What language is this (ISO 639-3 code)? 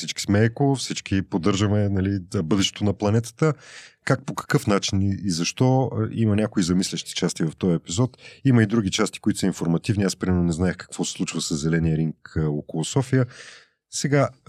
bul